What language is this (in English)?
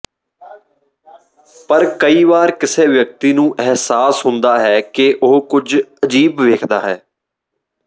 Punjabi